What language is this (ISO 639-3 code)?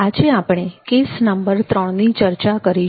guj